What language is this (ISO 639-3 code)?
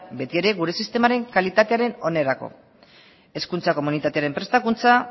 eus